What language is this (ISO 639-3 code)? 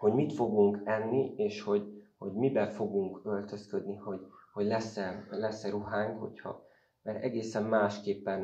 hun